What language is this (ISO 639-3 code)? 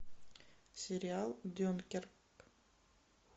rus